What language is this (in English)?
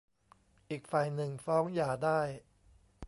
Thai